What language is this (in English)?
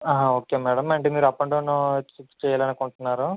Telugu